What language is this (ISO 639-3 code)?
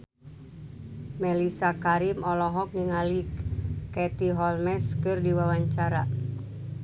sun